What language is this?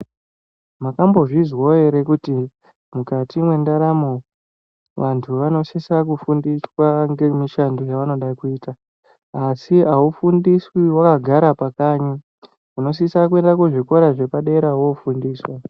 Ndau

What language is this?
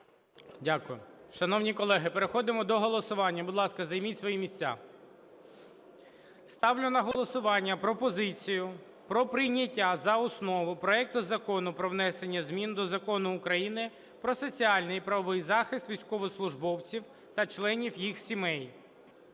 Ukrainian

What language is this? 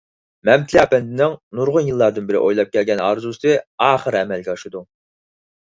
Uyghur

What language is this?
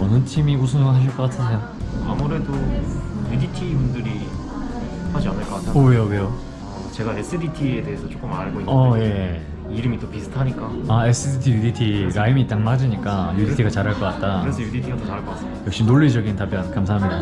Korean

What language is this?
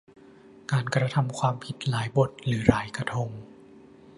Thai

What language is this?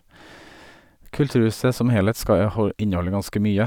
Norwegian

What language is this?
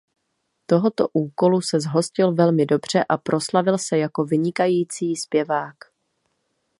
Czech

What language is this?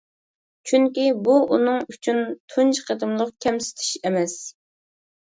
Uyghur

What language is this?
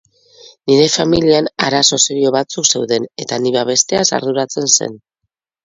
Basque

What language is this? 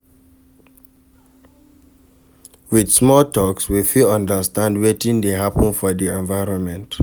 Nigerian Pidgin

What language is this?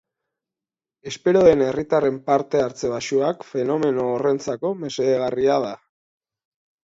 Basque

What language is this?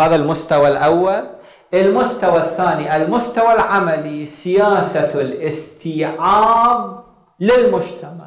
Arabic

